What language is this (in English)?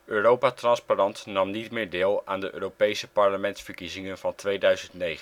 Dutch